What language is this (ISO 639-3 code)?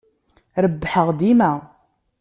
kab